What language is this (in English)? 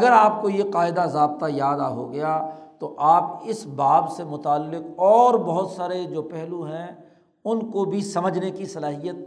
Urdu